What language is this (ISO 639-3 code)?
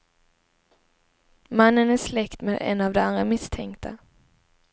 swe